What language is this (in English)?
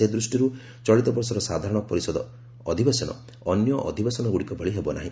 Odia